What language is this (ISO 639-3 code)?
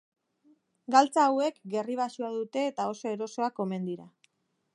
eus